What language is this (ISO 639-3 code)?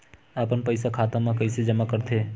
hne